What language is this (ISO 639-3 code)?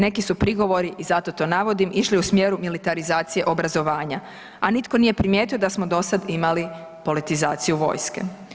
hrv